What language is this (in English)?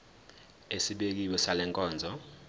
Zulu